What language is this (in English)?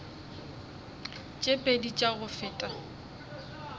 Northern Sotho